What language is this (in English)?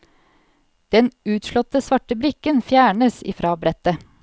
Norwegian